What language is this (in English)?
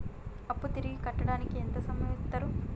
Telugu